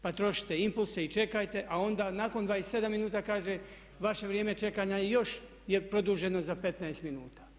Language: Croatian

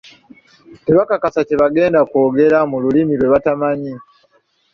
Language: Ganda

